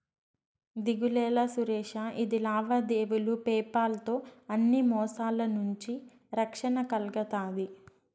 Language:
Telugu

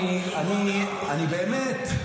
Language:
Hebrew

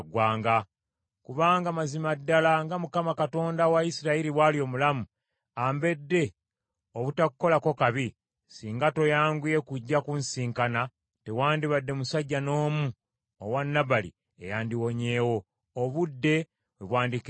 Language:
Ganda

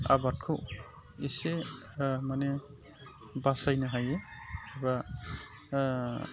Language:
Bodo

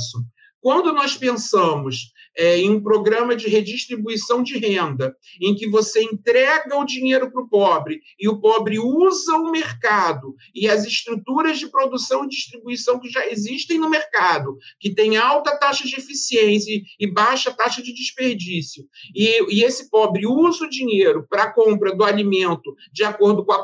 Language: Portuguese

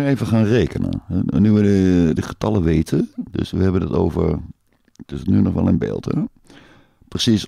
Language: Dutch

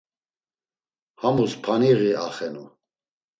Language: Laz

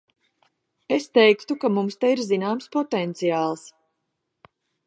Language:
Latvian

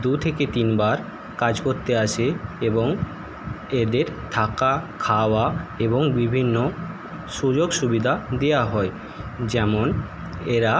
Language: Bangla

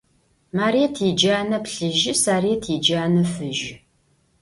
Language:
Adyghe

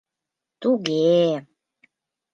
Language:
Mari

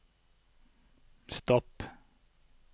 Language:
Norwegian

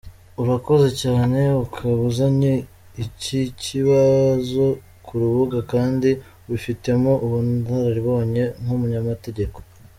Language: Kinyarwanda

